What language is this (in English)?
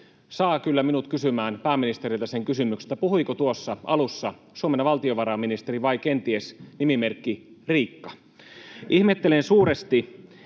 Finnish